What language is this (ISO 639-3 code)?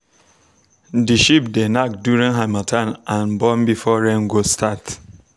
pcm